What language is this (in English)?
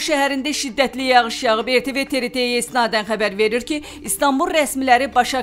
Turkish